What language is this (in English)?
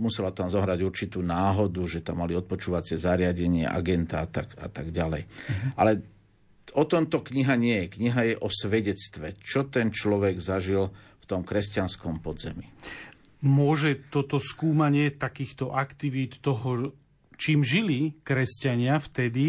Slovak